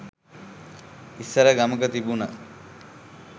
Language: Sinhala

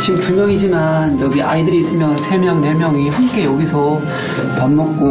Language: Korean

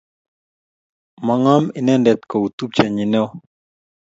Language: Kalenjin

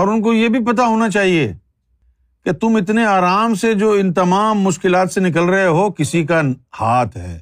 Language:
Urdu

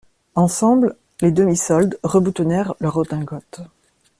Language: French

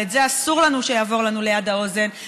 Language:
Hebrew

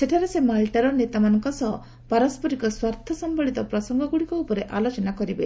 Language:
Odia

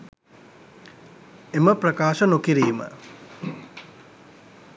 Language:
Sinhala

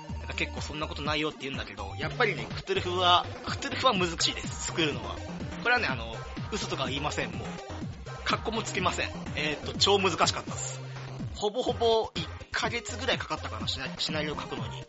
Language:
Japanese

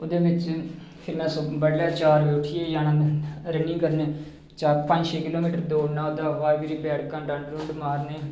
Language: Dogri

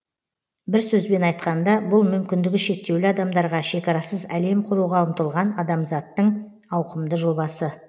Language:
Kazakh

